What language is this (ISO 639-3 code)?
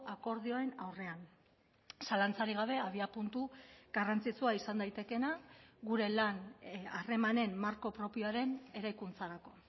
eus